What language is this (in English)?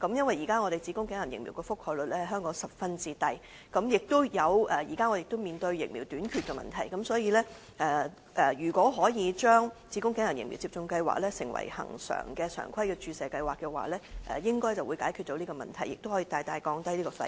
Cantonese